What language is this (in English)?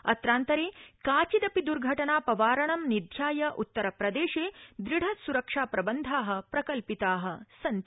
Sanskrit